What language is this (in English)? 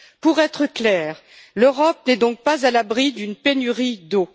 French